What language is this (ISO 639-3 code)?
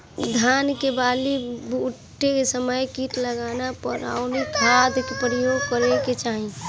bho